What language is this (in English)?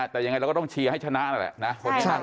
Thai